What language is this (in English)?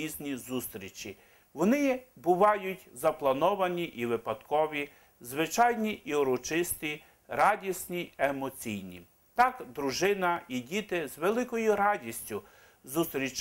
Ukrainian